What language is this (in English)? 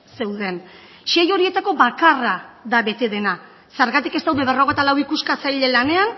Basque